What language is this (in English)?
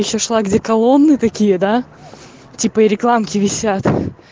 Russian